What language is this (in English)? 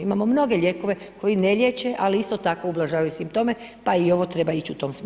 Croatian